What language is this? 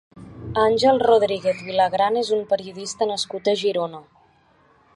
Catalan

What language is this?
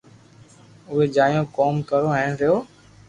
Loarki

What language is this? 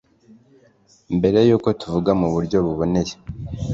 Kinyarwanda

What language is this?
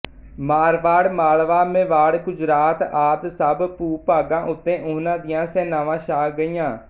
Punjabi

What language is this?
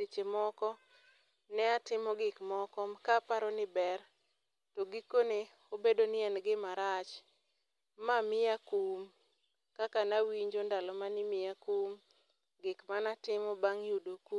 Luo (Kenya and Tanzania)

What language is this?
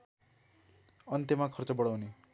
Nepali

